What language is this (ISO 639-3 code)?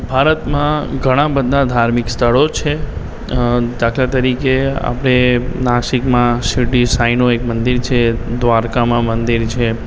guj